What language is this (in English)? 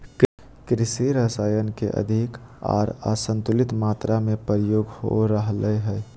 Magahi